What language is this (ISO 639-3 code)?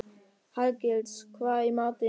isl